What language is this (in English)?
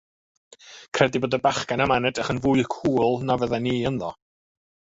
Welsh